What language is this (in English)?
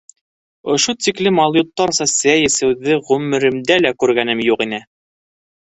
Bashkir